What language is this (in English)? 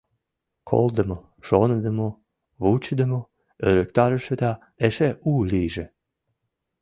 Mari